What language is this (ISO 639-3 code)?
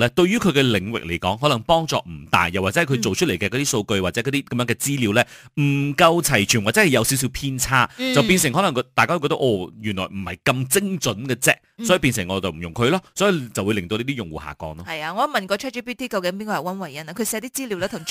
zho